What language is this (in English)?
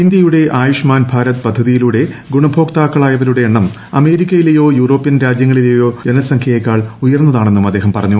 Malayalam